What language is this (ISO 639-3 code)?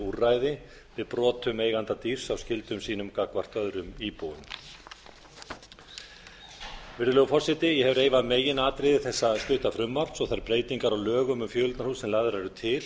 isl